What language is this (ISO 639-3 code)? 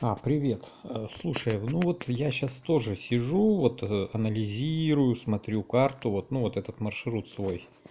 rus